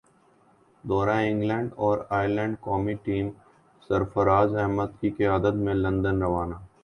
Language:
Urdu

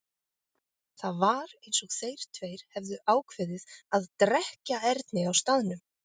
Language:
Icelandic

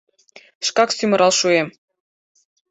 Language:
Mari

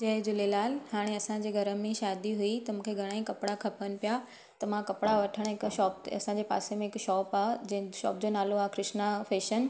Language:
Sindhi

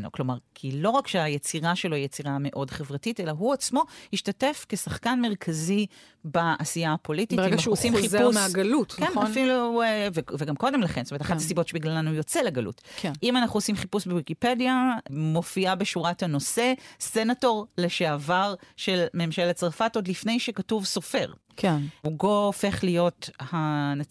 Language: Hebrew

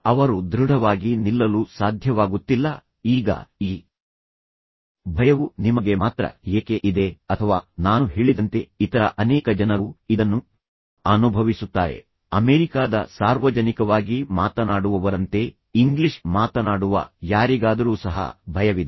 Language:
Kannada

